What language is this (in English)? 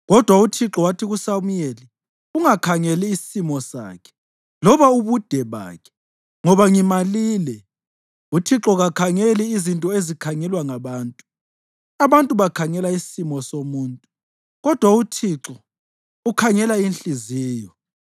North Ndebele